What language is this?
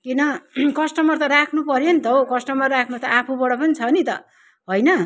Nepali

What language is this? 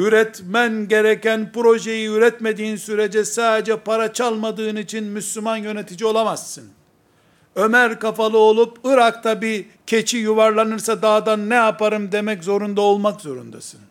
Turkish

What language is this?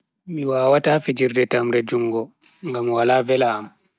Bagirmi Fulfulde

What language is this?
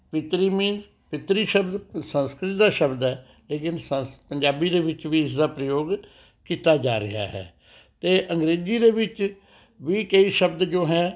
Punjabi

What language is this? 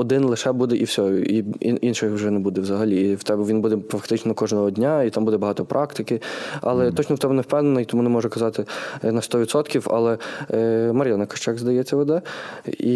Ukrainian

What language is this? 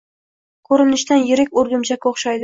Uzbek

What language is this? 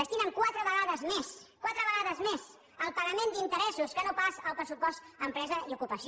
Catalan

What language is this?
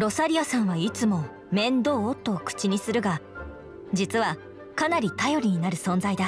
Japanese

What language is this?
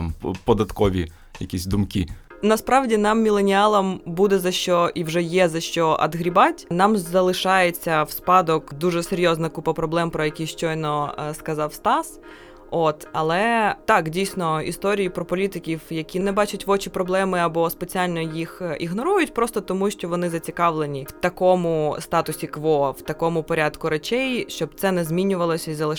Ukrainian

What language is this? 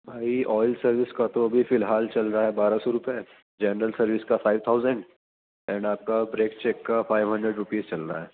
Urdu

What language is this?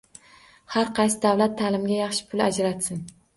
Uzbek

